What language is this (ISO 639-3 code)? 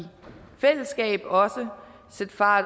dan